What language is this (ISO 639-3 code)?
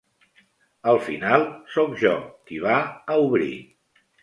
cat